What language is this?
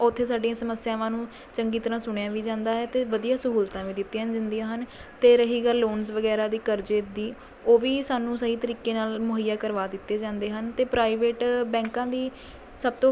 Punjabi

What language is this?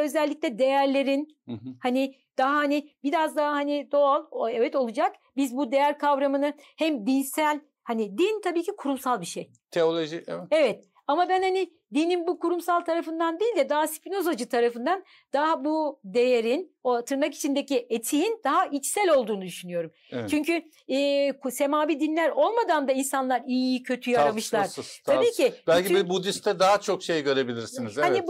Turkish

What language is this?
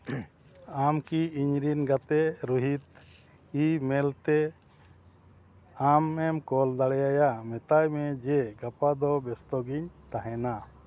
Santali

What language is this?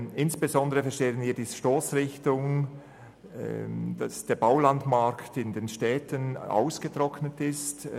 Swiss German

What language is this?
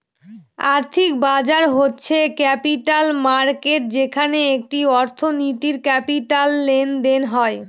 Bangla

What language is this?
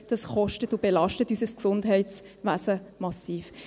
Swiss German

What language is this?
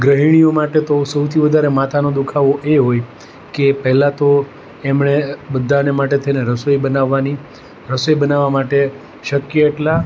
Gujarati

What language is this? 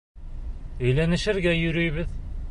Bashkir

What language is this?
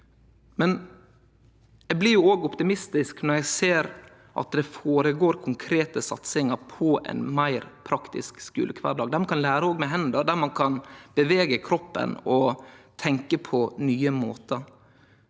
Norwegian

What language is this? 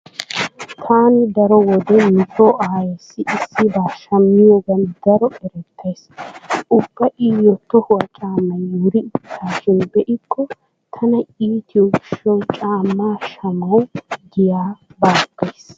Wolaytta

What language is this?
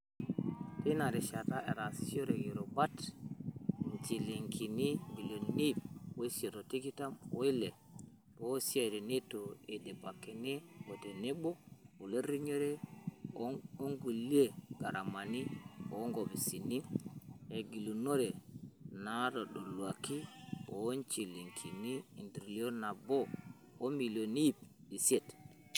Masai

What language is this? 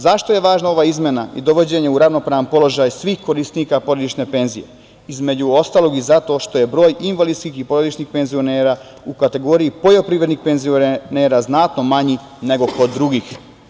Serbian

